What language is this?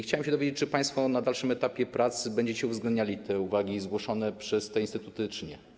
Polish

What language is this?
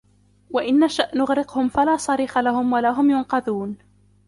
Arabic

